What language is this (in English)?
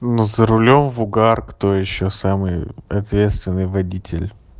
Russian